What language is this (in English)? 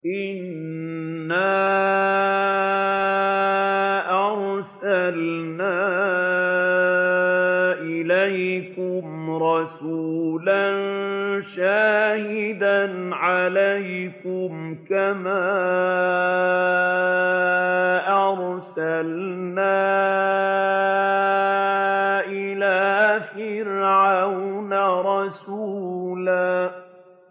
Arabic